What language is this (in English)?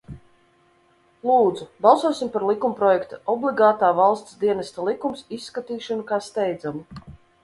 Latvian